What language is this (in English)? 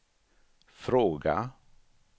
Swedish